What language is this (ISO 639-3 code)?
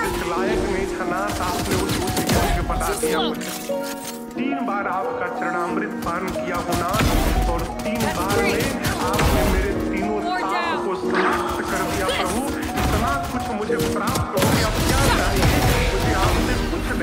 ron